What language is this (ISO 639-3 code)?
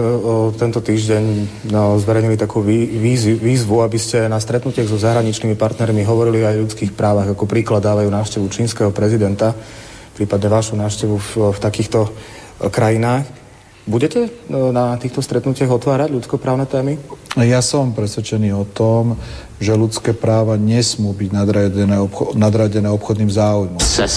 slk